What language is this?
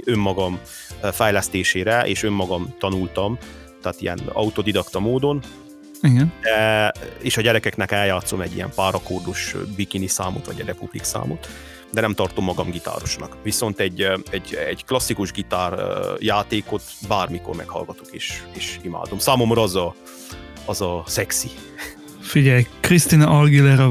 Hungarian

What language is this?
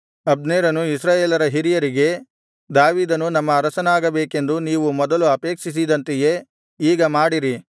Kannada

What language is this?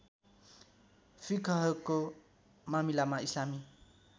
Nepali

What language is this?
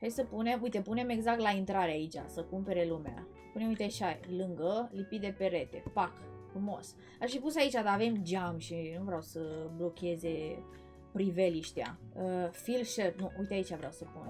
Romanian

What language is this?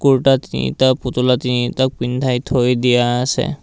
Assamese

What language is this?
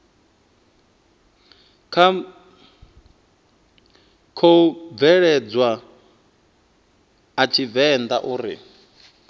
Venda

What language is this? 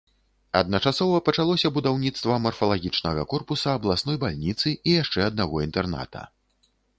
Belarusian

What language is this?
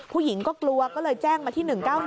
Thai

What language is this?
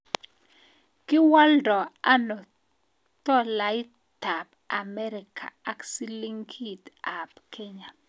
Kalenjin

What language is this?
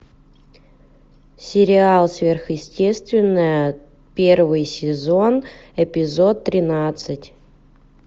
Russian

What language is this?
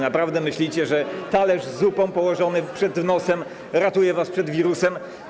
Polish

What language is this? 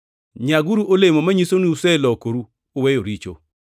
Luo (Kenya and Tanzania)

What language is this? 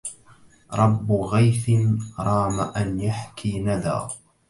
Arabic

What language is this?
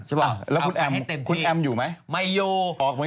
Thai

